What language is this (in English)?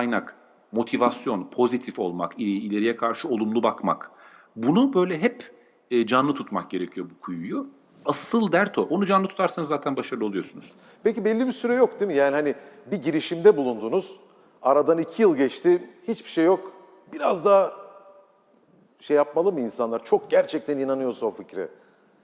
Turkish